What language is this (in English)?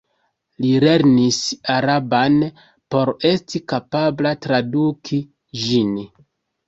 Esperanto